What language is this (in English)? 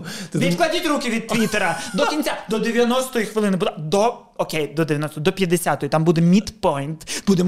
Ukrainian